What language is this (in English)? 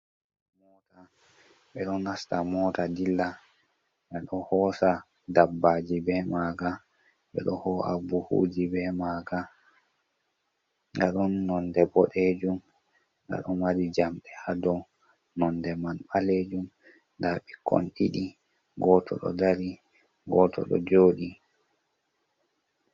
Fula